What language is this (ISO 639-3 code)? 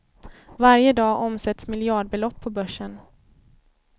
swe